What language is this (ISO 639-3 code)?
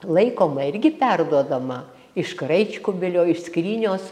lit